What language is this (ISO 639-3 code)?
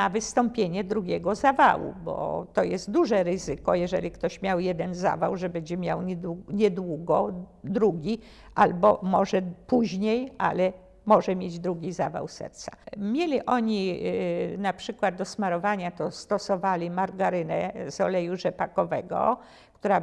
pol